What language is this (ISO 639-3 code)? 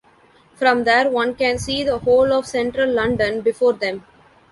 eng